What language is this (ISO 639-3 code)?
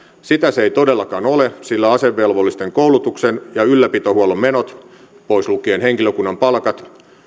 fin